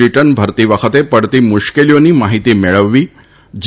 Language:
Gujarati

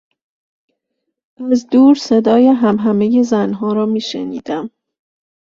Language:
Persian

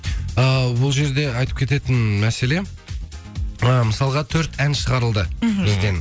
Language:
Kazakh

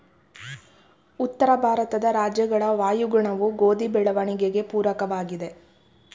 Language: Kannada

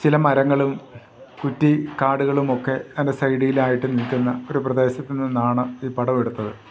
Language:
Malayalam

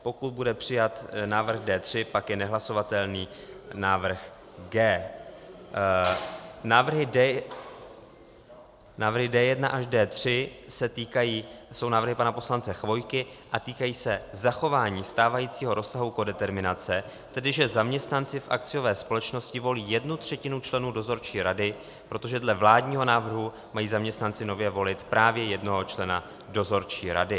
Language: Czech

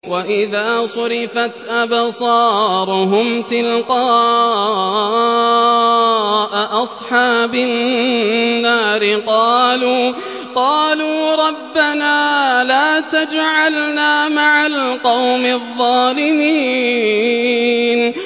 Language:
Arabic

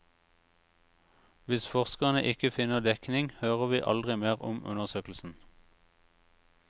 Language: Norwegian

